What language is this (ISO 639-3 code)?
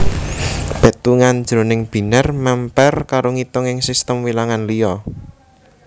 jav